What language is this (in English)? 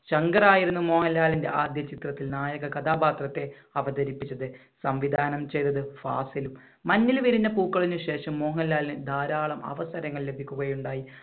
Malayalam